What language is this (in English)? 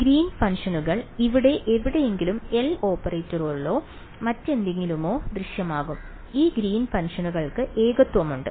Malayalam